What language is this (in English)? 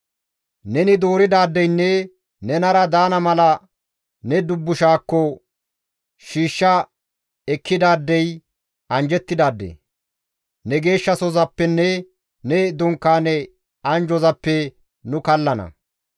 Gamo